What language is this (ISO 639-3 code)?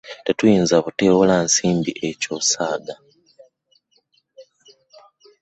lug